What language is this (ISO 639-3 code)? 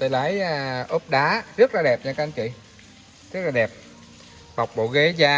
vie